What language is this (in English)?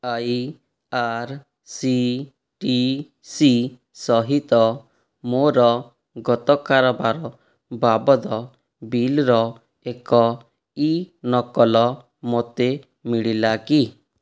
Odia